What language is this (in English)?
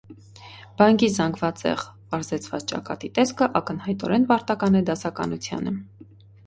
Armenian